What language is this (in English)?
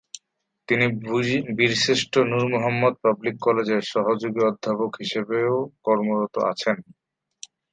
Bangla